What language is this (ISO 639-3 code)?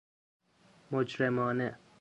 fas